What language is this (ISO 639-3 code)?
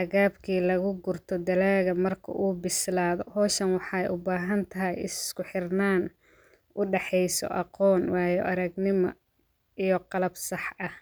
som